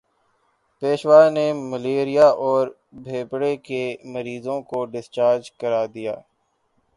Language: Urdu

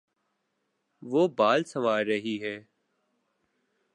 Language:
Urdu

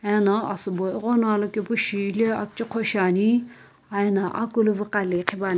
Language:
Sumi Naga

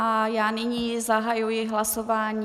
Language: Czech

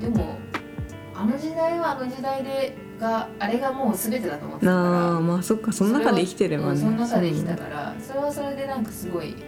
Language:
Japanese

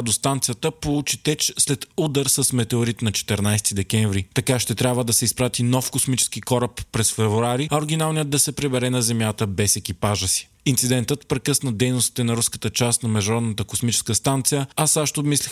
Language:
Bulgarian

